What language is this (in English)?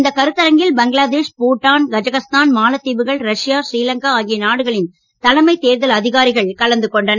Tamil